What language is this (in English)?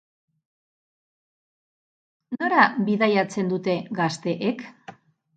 Basque